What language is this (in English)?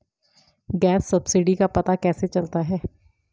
Hindi